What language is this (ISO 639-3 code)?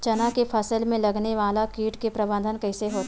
hne